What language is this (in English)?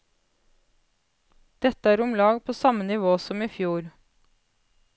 Norwegian